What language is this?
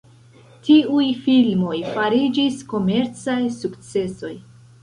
Esperanto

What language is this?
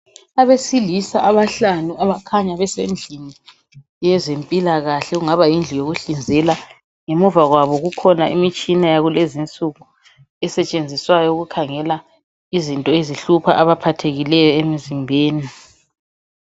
North Ndebele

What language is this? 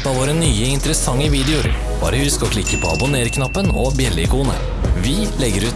Norwegian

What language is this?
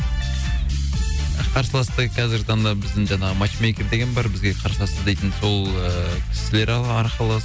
Kazakh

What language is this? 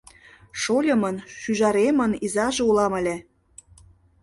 Mari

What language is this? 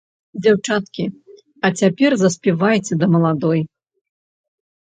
Belarusian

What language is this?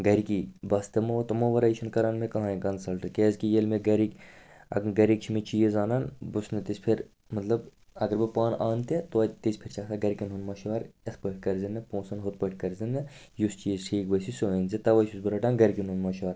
Kashmiri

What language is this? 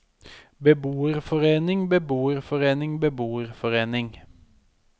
Norwegian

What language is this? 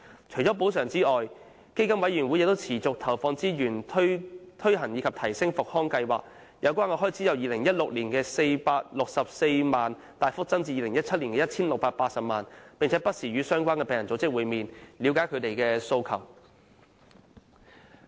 Cantonese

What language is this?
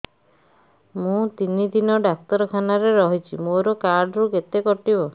Odia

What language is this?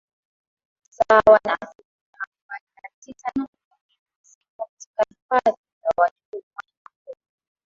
Swahili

